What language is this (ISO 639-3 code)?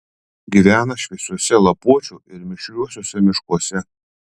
lit